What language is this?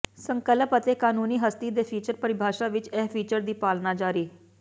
Punjabi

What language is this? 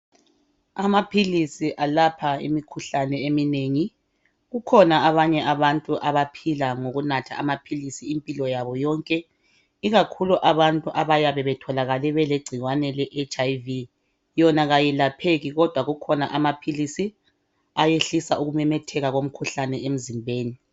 North Ndebele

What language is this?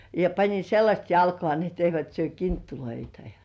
Finnish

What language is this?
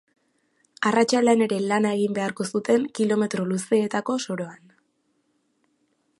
Basque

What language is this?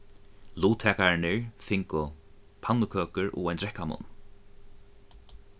Faroese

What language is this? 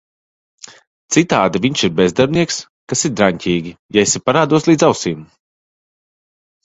Latvian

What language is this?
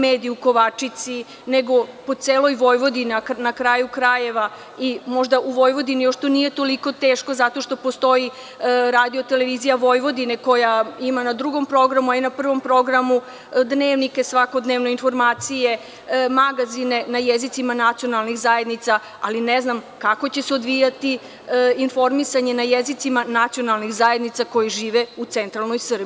Serbian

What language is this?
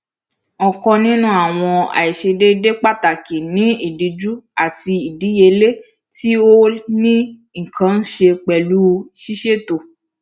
Yoruba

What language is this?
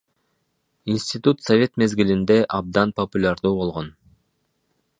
Kyrgyz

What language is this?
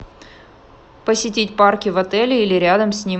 Russian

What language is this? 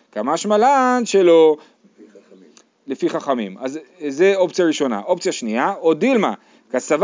Hebrew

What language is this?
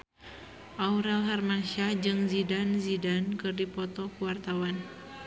Sundanese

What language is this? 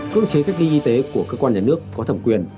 Vietnamese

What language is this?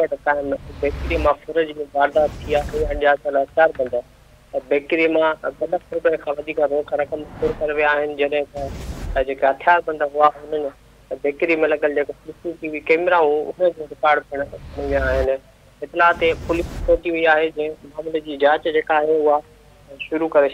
Hindi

